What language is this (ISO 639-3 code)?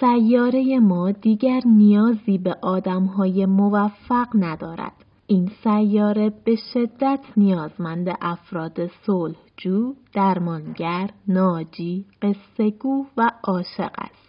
fas